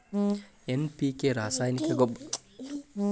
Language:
Kannada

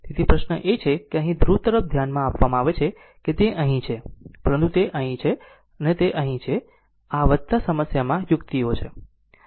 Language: Gujarati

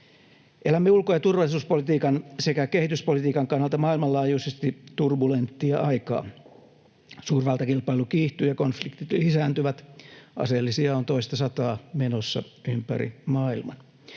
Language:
Finnish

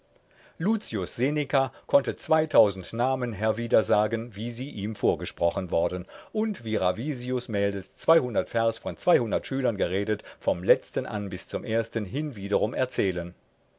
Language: German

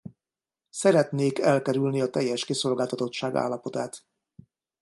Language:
Hungarian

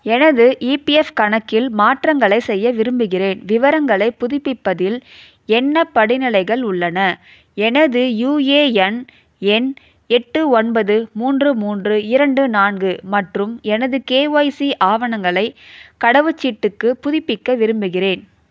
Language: Tamil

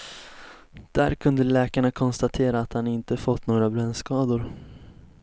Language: Swedish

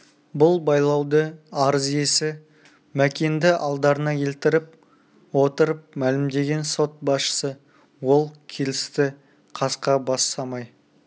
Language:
Kazakh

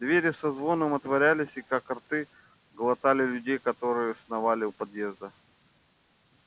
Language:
Russian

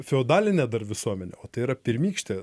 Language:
Lithuanian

